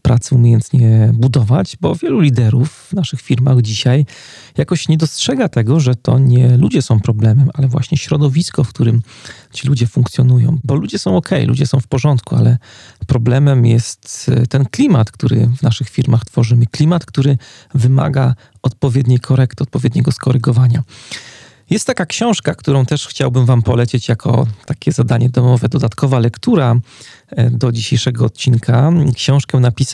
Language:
Polish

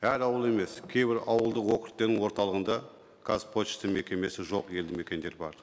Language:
Kazakh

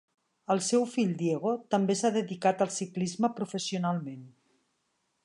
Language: Catalan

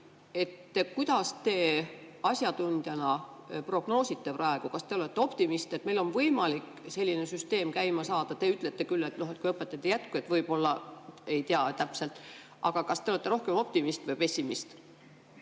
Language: Estonian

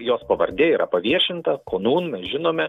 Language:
Lithuanian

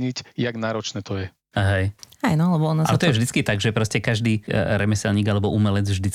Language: Slovak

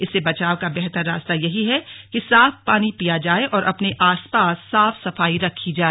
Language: Hindi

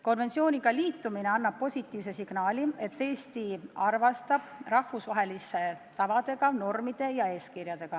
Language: Estonian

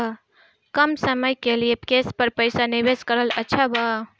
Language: Bhojpuri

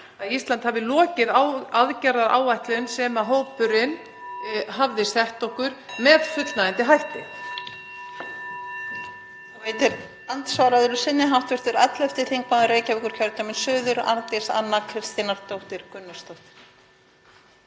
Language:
Icelandic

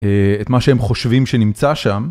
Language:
Hebrew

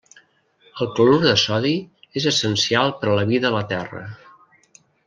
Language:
Catalan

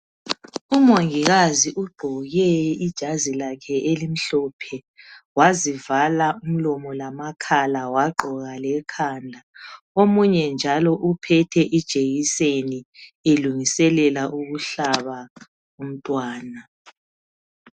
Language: North Ndebele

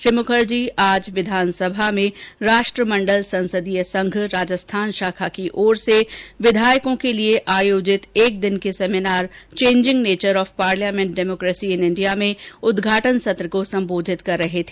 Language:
Hindi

